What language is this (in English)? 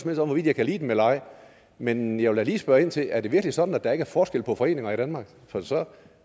Danish